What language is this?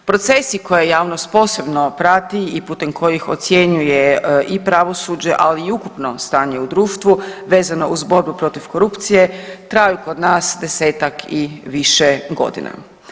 Croatian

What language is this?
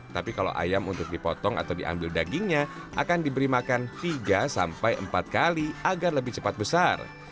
Indonesian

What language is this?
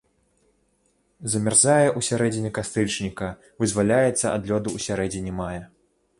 Belarusian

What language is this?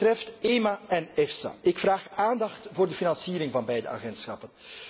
Dutch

